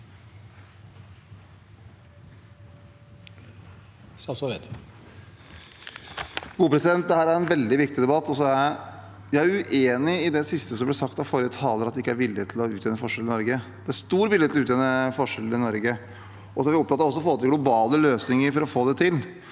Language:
Norwegian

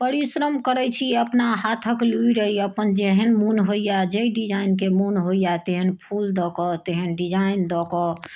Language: Maithili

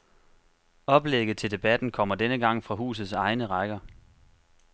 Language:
Danish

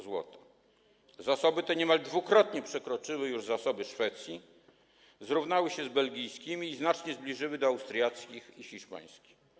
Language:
Polish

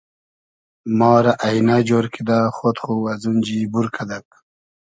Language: Hazaragi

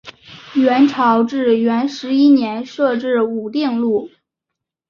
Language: Chinese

